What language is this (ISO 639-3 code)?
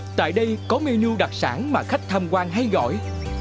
vie